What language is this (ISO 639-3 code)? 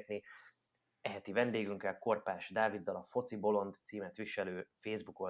hun